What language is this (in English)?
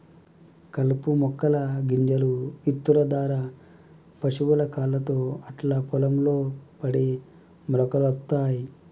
Telugu